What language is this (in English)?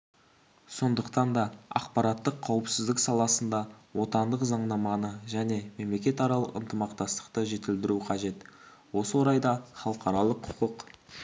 Kazakh